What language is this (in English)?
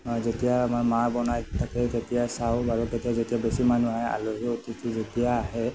Assamese